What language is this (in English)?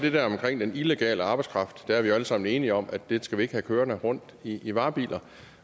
Danish